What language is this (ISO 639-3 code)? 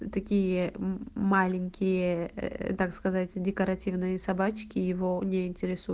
rus